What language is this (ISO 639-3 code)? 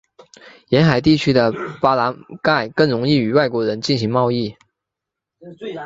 zho